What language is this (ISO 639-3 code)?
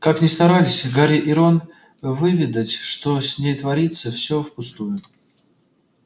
rus